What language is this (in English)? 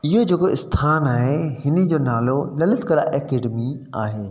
Sindhi